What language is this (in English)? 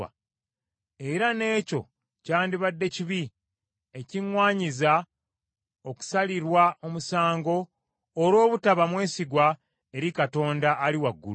Ganda